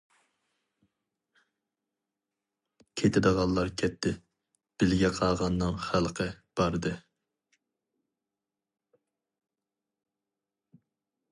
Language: Uyghur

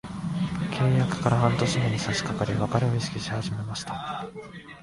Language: Japanese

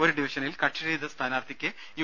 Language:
Malayalam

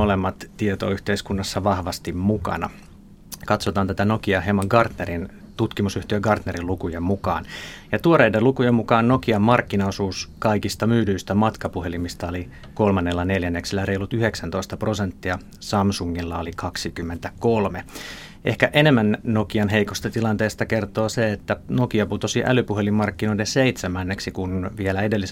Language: Finnish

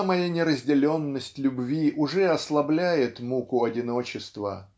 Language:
Russian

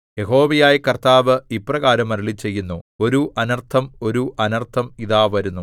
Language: Malayalam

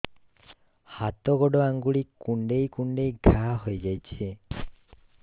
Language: Odia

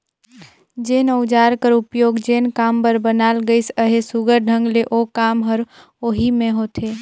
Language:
Chhattisgarhi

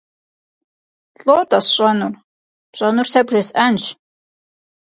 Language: Kabardian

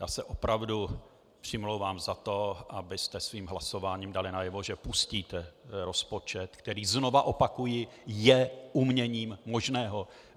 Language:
Czech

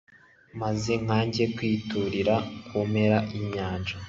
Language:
Kinyarwanda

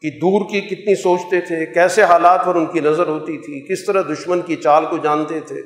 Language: Urdu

